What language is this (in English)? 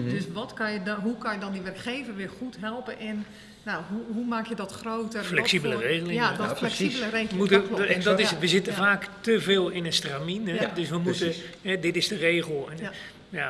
Dutch